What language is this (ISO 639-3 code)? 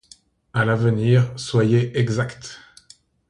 fra